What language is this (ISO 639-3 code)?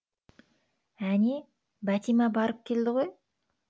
kaz